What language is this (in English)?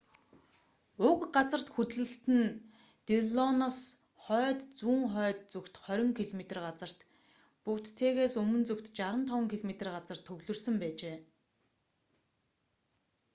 Mongolian